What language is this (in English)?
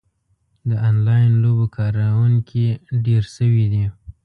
Pashto